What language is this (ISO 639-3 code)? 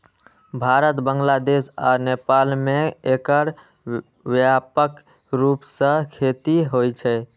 mai